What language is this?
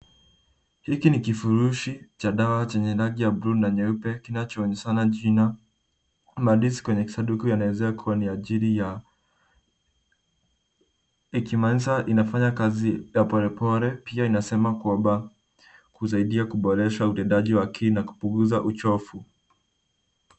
Swahili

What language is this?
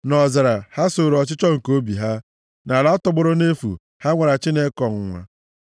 Igbo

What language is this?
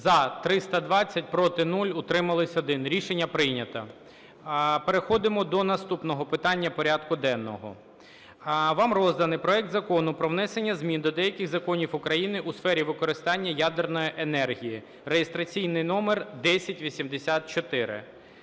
Ukrainian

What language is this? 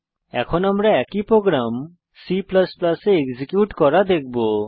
Bangla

